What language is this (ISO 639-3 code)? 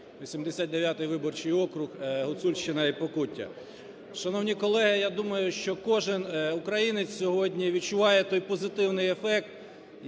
ukr